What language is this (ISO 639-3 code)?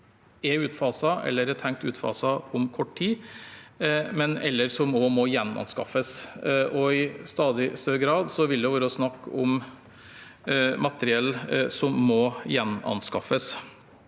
nor